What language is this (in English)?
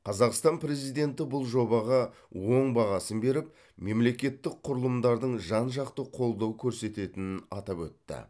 Kazakh